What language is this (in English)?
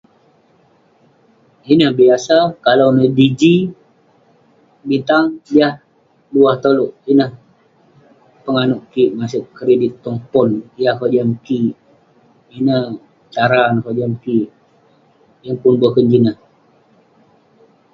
Western Penan